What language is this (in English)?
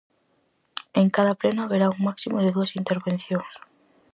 Galician